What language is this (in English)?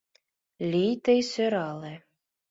Mari